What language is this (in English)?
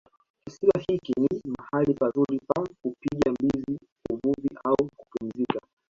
Swahili